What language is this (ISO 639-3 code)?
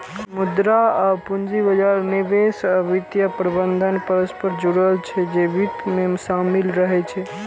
mai